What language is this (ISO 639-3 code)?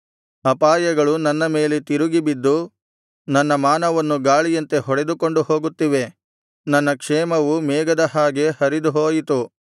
kan